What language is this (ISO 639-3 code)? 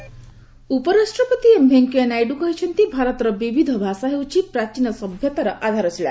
ori